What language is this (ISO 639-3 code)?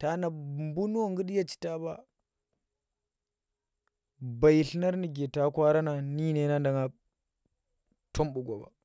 ttr